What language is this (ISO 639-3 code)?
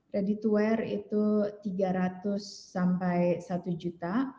ind